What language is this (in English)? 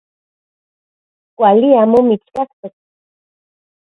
Central Puebla Nahuatl